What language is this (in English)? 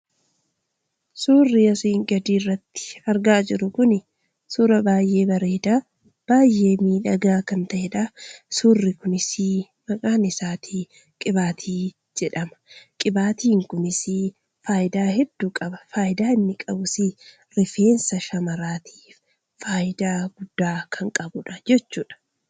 Oromo